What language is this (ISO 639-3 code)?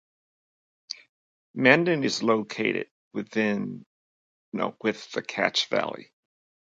eng